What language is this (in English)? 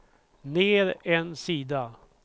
Swedish